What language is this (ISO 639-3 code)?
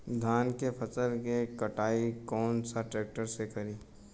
bho